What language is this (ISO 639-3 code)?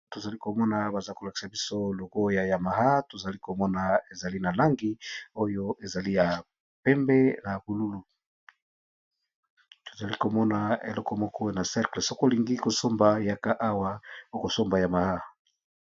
lin